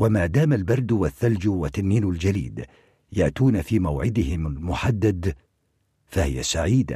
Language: Arabic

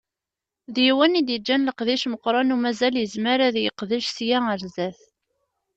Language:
Kabyle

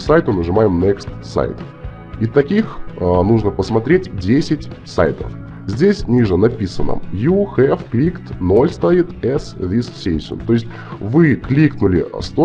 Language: Russian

